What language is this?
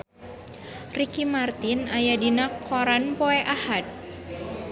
Sundanese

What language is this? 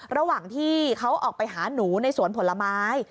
Thai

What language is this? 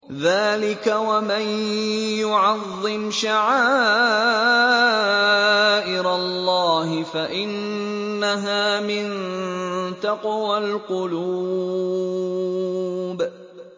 Arabic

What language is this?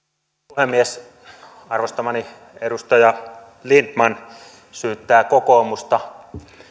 Finnish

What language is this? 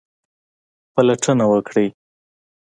Pashto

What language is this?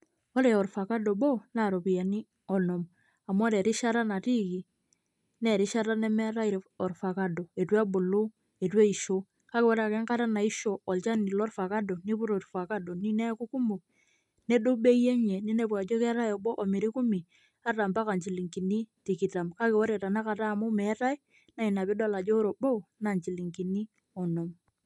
Masai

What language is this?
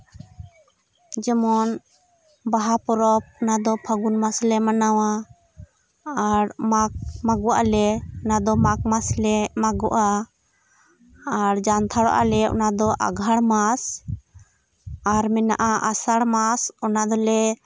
Santali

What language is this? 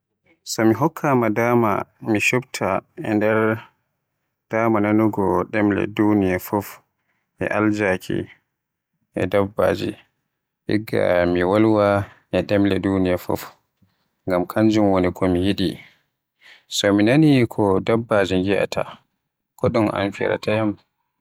Western Niger Fulfulde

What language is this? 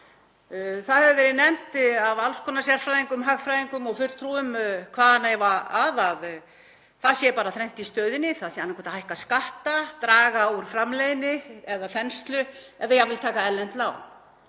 Icelandic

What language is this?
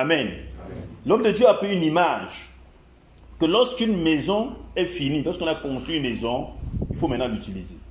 French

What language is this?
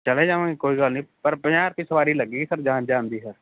Punjabi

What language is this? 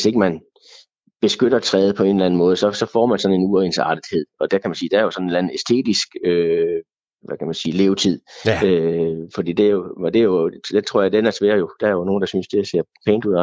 Danish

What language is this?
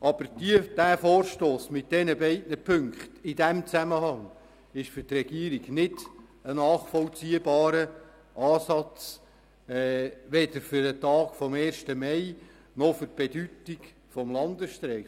Swiss German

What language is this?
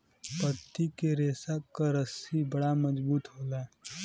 Bhojpuri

